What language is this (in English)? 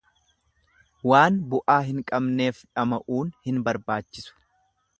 Oromo